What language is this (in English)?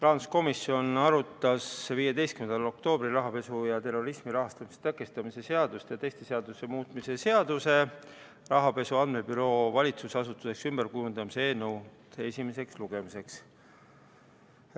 Estonian